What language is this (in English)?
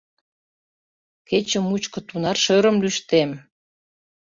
Mari